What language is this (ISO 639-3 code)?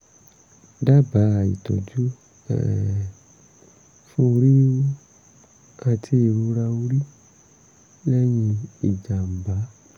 yor